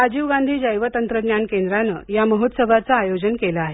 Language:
Marathi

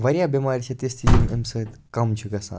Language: Kashmiri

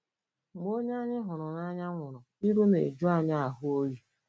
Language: Igbo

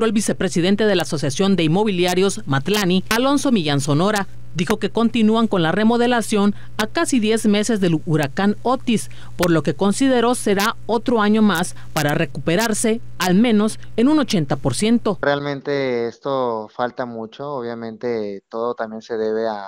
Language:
Spanish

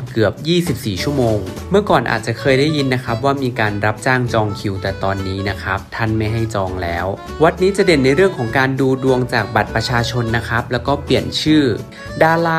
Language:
Thai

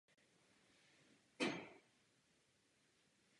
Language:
Czech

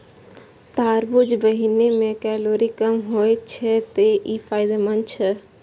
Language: Maithili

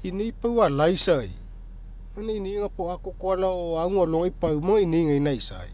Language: Mekeo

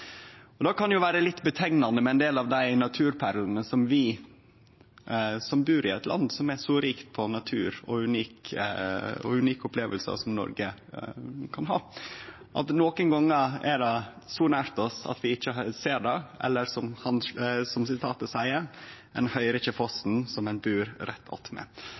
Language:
Norwegian Nynorsk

